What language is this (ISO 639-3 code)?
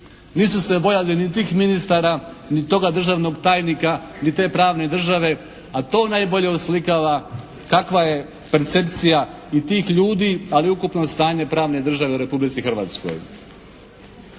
hrv